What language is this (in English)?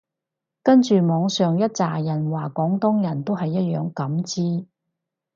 Cantonese